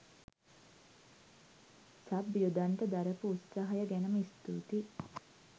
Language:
Sinhala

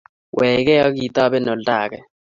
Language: Kalenjin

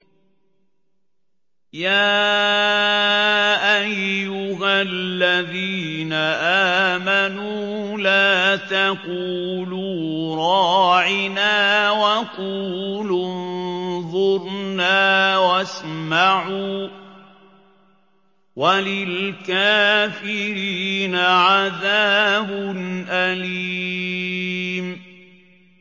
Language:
Arabic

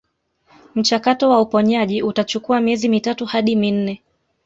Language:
Swahili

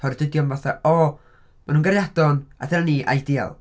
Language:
Welsh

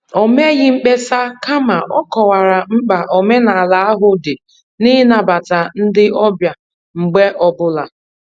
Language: Igbo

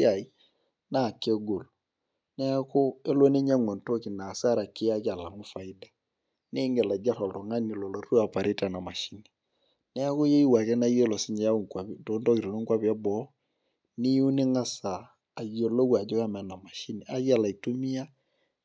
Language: Masai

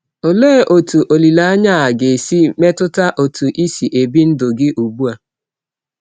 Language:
Igbo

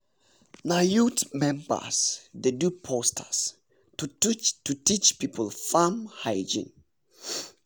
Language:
Nigerian Pidgin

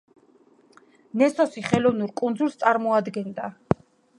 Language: Georgian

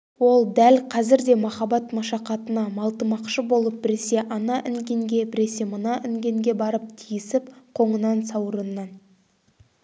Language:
Kazakh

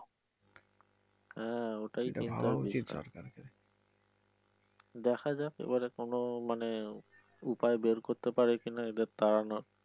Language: Bangla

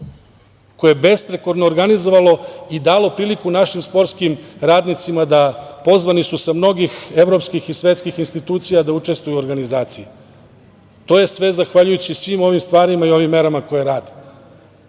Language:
Serbian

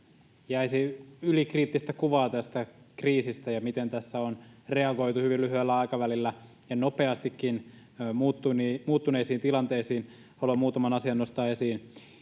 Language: Finnish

